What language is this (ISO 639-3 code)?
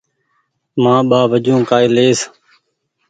gig